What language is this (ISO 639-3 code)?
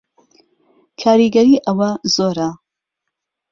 ckb